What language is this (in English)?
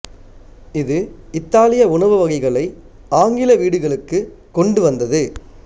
Tamil